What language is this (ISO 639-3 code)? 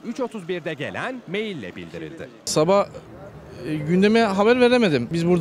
tur